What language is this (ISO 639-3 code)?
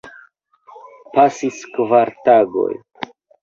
epo